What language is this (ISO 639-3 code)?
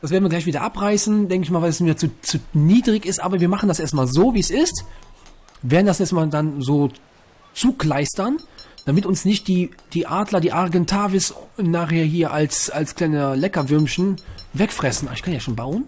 deu